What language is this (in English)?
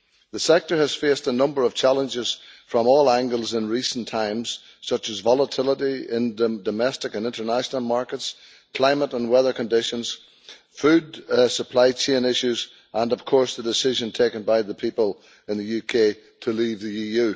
English